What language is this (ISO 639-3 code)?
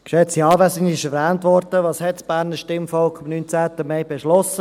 gsw